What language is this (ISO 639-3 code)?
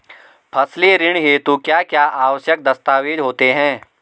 hin